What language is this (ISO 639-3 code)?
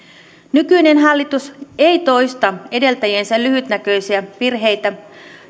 fin